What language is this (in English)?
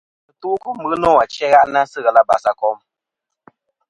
Kom